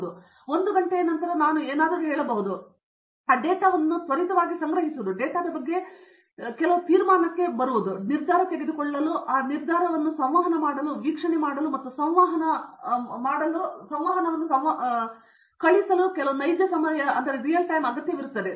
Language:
Kannada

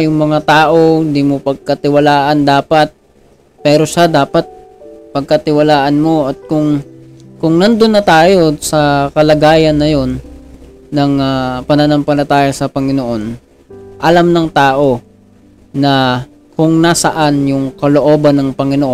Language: Filipino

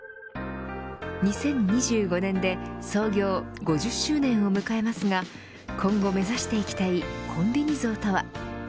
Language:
Japanese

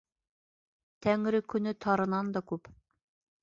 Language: Bashkir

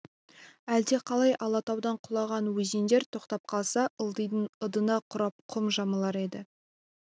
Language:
Kazakh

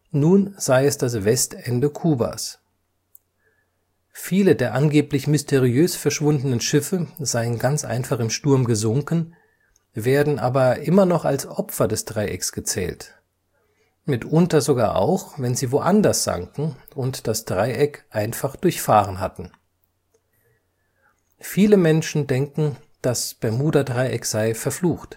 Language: German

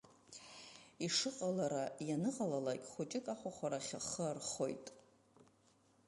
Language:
Abkhazian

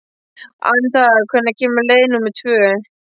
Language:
Icelandic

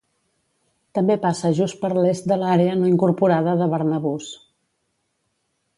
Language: Catalan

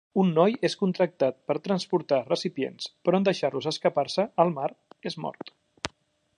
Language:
Catalan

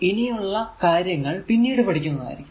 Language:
Malayalam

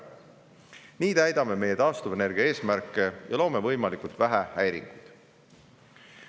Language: Estonian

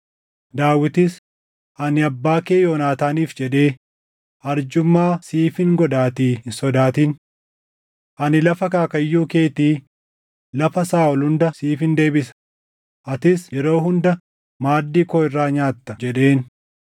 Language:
Oromo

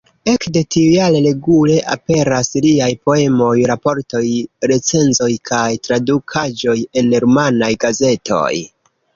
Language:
Esperanto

